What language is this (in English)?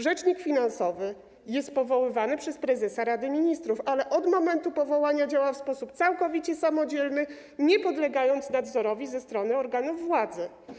Polish